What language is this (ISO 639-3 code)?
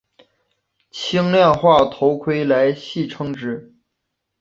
zho